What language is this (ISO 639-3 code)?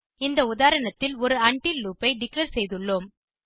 tam